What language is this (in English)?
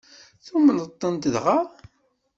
Kabyle